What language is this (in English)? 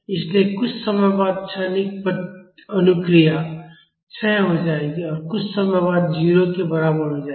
Hindi